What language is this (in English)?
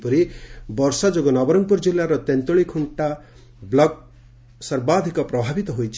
Odia